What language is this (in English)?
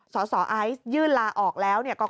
Thai